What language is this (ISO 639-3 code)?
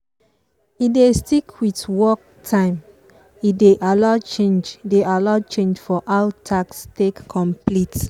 pcm